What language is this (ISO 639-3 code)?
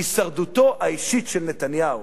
heb